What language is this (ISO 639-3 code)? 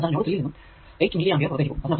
mal